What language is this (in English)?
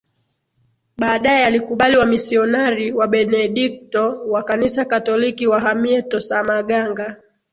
Swahili